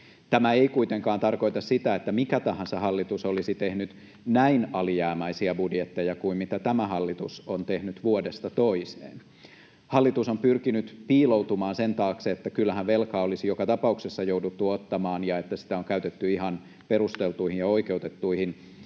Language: Finnish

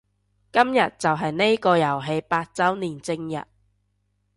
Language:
Cantonese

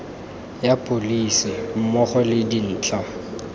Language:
Tswana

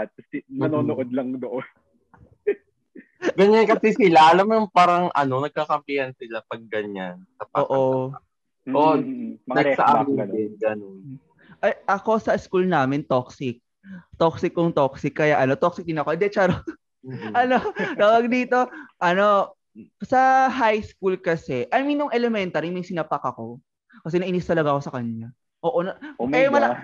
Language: Filipino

